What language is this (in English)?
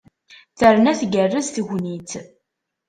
Kabyle